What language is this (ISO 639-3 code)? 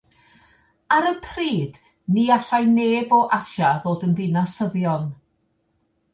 cym